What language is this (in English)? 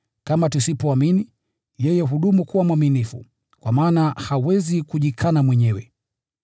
Swahili